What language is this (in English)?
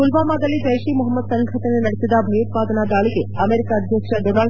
Kannada